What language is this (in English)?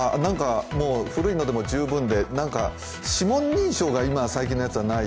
Japanese